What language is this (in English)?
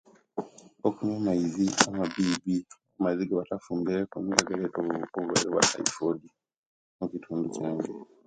Kenyi